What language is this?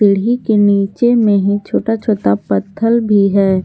Hindi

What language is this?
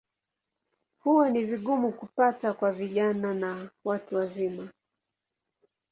Swahili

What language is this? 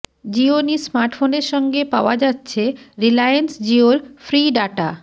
Bangla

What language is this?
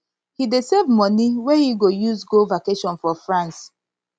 Nigerian Pidgin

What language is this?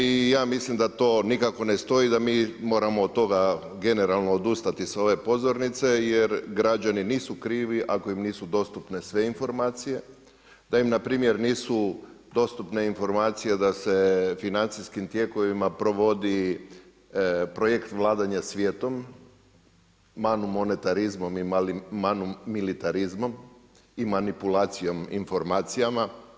Croatian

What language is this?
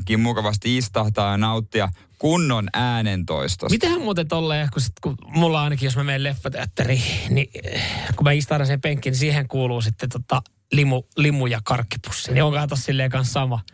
Finnish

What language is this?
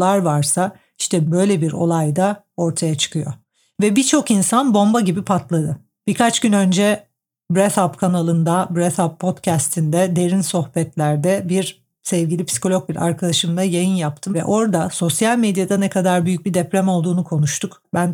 Turkish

